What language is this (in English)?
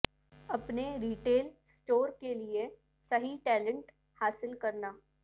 Urdu